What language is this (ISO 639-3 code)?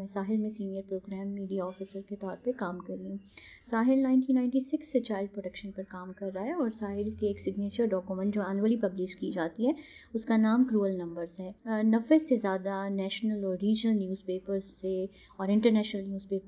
urd